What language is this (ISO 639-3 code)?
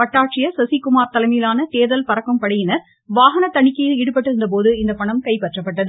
tam